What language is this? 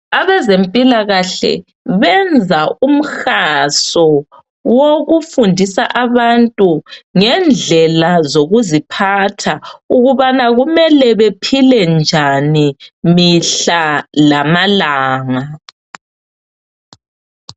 North Ndebele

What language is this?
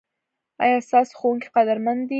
Pashto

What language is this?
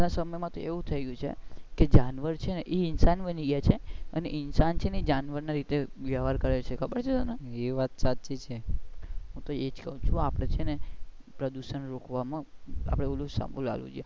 Gujarati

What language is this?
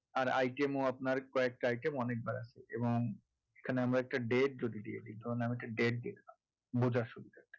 Bangla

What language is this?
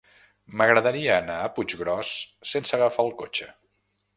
Catalan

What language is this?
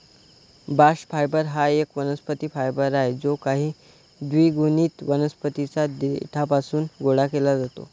Marathi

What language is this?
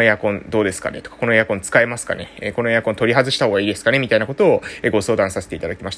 Japanese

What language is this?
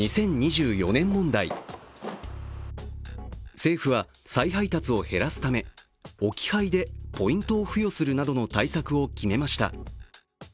Japanese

